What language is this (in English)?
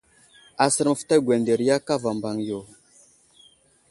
Wuzlam